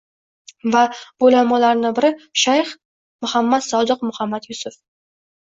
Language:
Uzbek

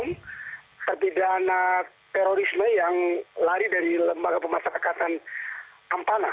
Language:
Indonesian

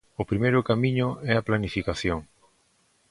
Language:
Galician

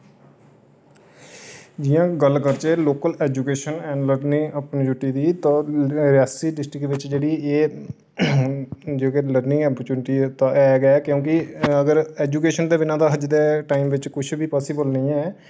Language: Dogri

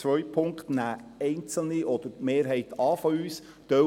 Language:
Swiss German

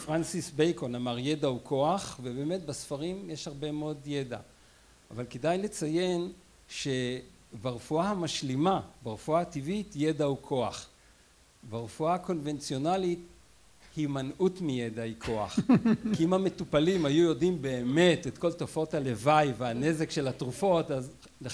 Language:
Hebrew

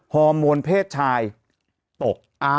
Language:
Thai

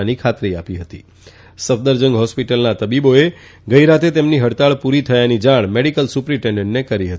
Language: Gujarati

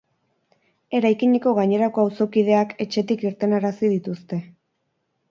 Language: Basque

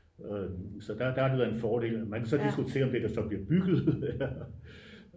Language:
Danish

